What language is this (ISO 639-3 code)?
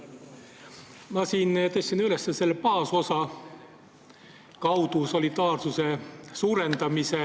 est